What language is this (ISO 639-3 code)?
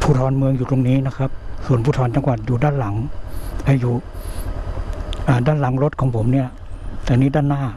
tha